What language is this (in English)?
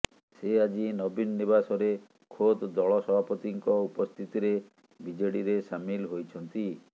Odia